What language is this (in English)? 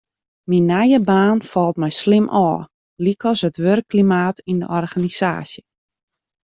Western Frisian